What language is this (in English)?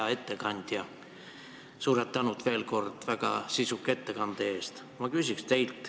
Estonian